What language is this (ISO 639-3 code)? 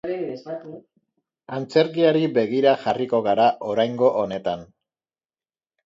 eus